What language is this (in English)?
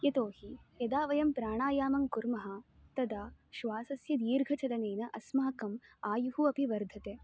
Sanskrit